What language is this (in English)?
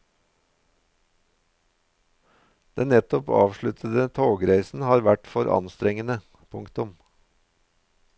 Norwegian